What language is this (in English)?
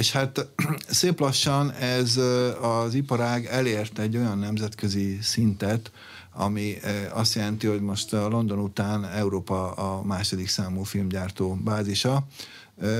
Hungarian